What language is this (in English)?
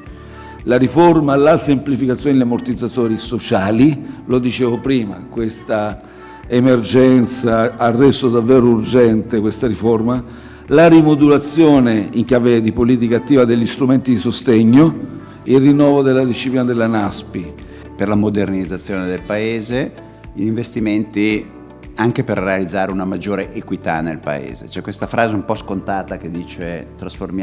Italian